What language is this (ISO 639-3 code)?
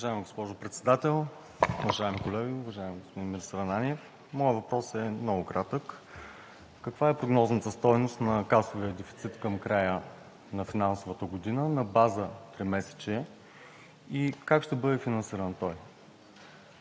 bul